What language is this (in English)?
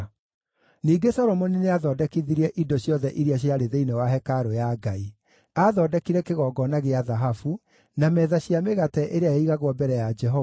Kikuyu